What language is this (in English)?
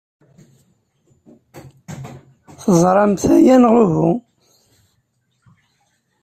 Kabyle